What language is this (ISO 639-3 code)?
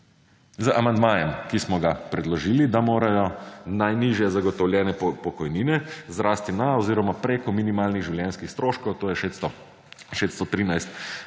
slv